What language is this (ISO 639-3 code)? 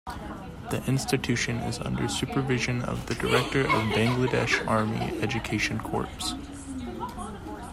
eng